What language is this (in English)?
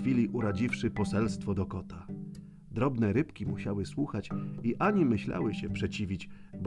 Polish